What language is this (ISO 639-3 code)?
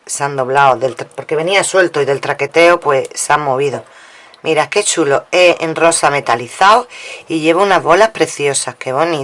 spa